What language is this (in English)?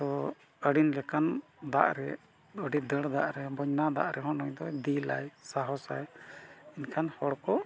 Santali